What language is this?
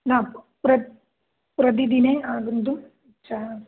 Sanskrit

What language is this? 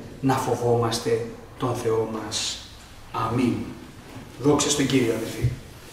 Greek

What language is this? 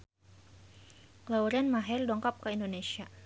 Sundanese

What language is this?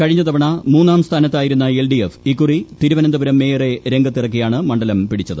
Malayalam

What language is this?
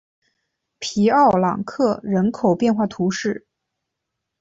Chinese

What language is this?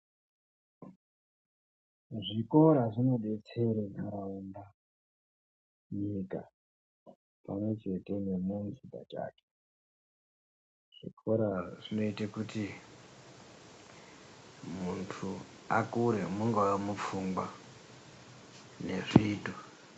Ndau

